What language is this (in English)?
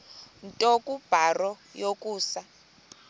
Xhosa